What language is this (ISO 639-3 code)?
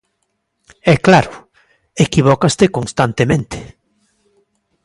glg